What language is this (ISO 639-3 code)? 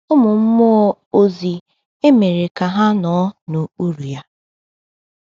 ibo